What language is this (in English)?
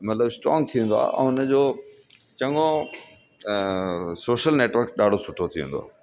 Sindhi